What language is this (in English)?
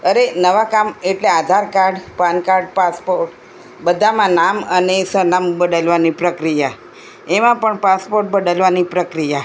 Gujarati